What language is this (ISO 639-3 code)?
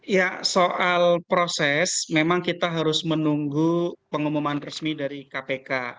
ind